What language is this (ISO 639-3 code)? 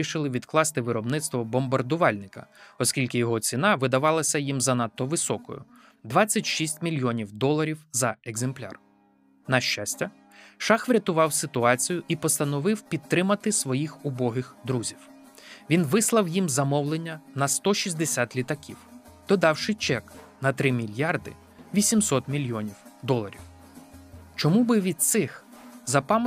ukr